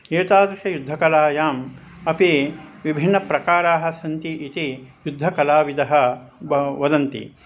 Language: Sanskrit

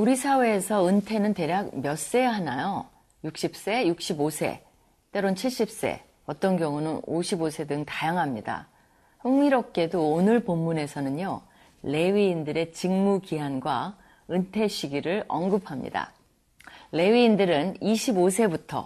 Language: Korean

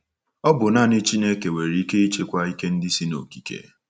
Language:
Igbo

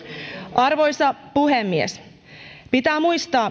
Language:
Finnish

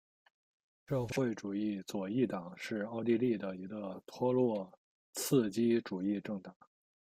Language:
Chinese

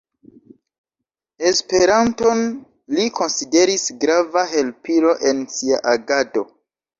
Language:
Esperanto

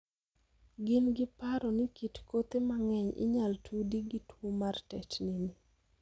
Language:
Luo (Kenya and Tanzania)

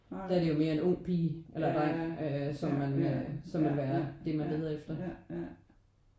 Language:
Danish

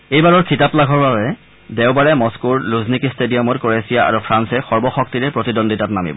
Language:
Assamese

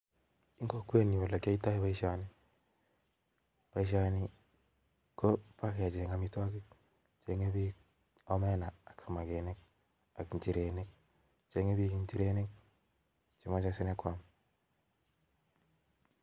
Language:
Kalenjin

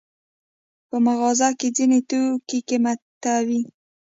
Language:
Pashto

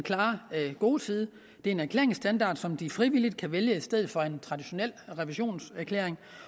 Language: Danish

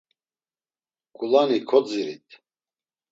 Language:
Laz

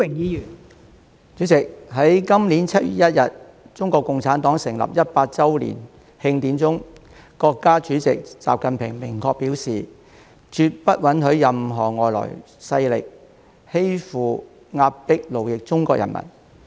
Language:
Cantonese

